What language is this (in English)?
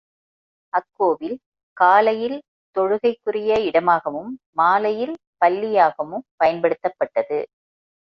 Tamil